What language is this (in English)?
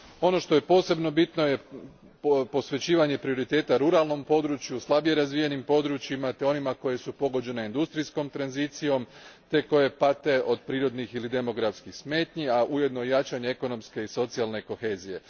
Croatian